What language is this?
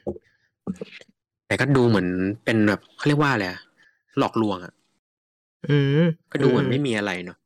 Thai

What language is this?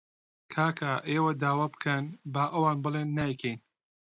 Central Kurdish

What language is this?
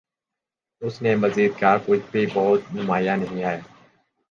Urdu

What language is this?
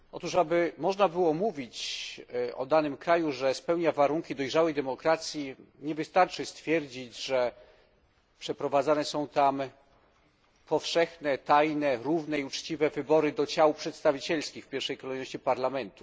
Polish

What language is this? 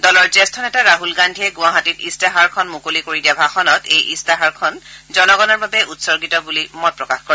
Assamese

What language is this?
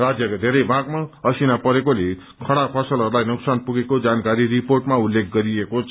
Nepali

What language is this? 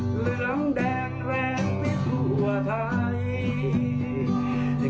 Thai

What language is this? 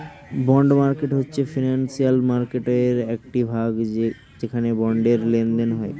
Bangla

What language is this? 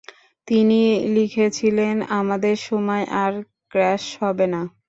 Bangla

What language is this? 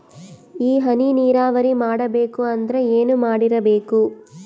Kannada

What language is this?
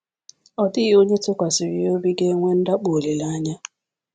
Igbo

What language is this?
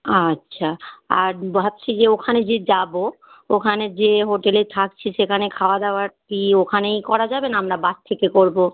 Bangla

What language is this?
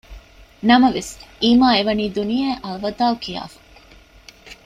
Divehi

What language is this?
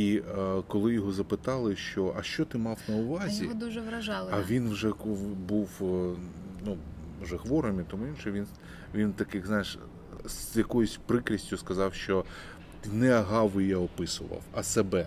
Ukrainian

